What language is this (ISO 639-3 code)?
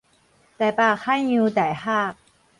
nan